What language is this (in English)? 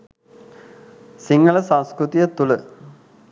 Sinhala